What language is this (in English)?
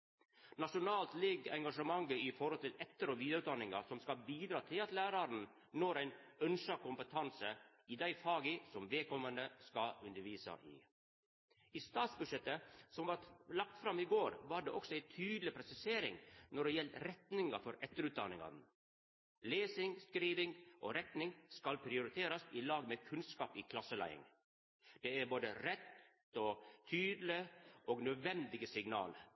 Norwegian Nynorsk